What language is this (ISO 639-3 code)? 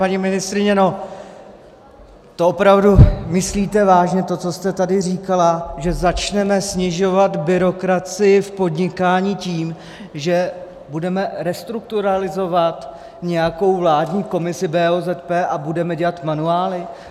ces